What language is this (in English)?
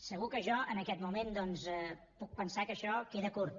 Catalan